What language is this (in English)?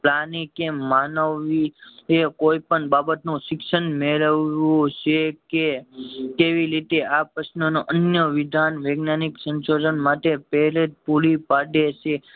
Gujarati